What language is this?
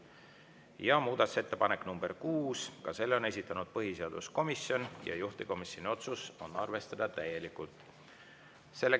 Estonian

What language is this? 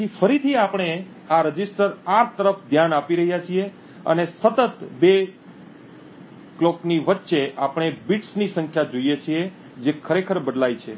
Gujarati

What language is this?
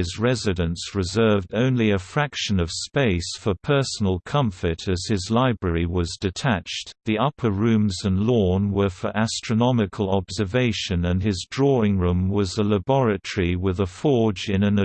English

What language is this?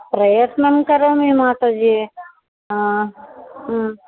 Sanskrit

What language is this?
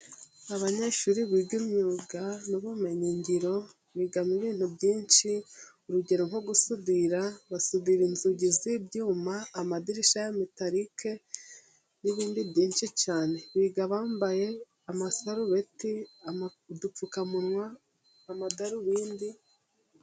Kinyarwanda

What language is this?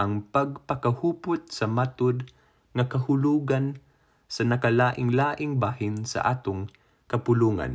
Filipino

